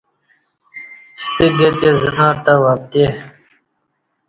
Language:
Kati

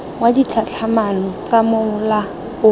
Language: Tswana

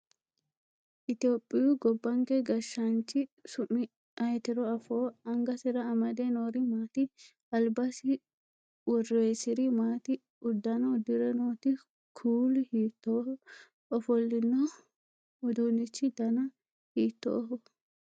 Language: Sidamo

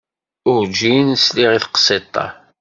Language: Kabyle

